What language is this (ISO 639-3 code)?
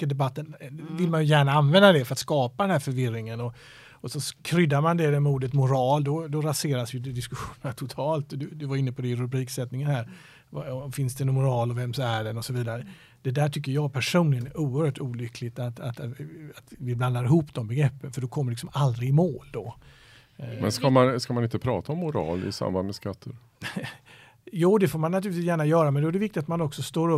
swe